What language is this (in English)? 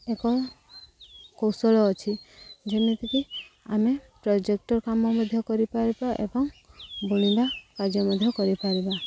Odia